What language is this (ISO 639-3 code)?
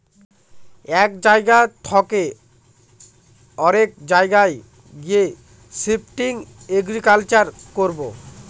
ben